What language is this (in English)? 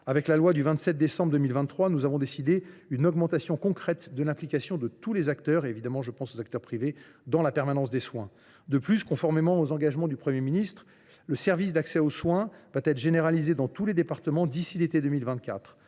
French